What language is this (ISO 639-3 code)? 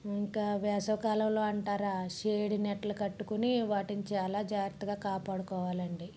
tel